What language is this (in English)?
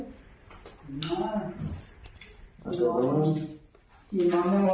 Thai